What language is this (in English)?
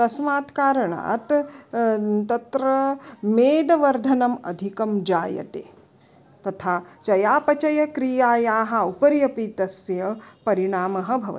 Sanskrit